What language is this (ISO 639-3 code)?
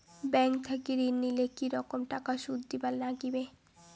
ben